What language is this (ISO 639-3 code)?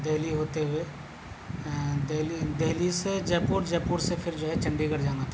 urd